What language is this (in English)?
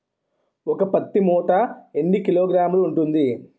Telugu